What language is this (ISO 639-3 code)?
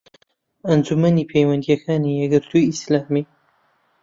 ckb